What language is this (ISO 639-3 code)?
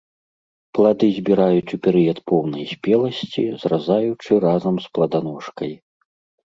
bel